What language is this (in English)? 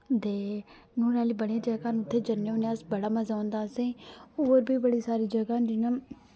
Dogri